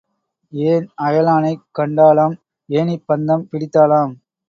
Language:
Tamil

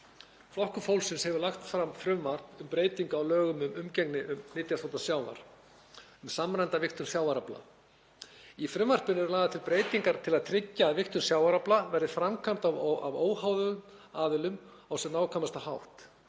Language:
Icelandic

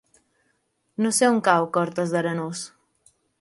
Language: Catalan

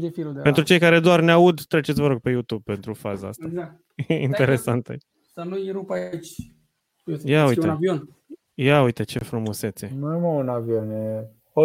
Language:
Romanian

